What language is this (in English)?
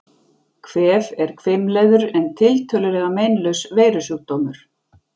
Icelandic